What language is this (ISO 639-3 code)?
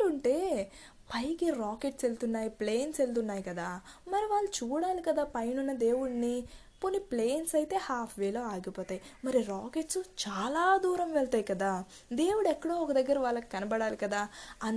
tel